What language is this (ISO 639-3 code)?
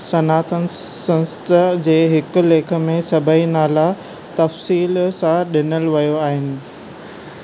snd